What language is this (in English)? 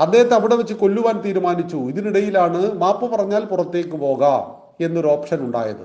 Malayalam